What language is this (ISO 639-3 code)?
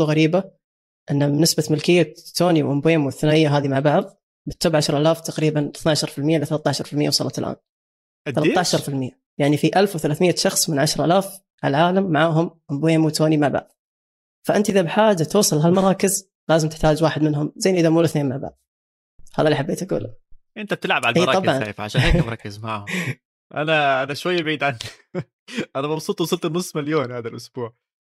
ara